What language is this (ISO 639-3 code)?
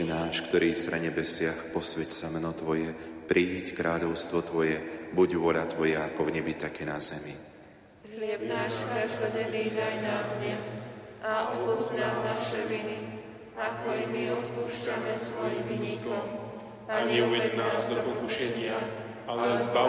slk